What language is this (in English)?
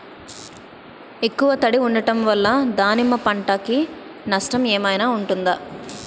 Telugu